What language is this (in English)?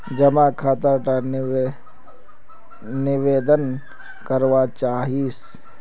Magahi